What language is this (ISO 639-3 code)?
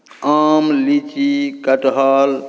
mai